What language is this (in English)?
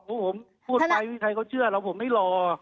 Thai